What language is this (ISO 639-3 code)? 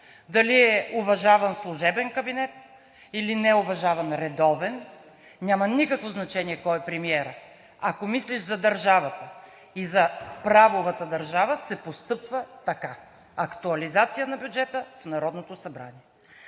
bul